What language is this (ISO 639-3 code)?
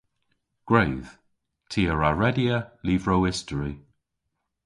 cor